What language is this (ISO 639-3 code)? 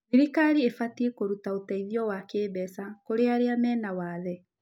kik